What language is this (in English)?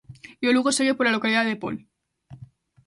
Galician